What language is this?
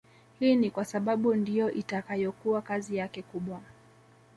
Swahili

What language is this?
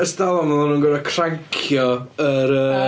Welsh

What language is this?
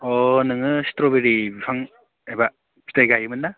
Bodo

